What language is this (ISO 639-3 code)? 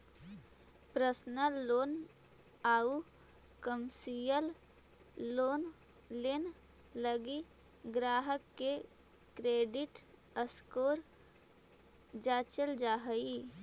mag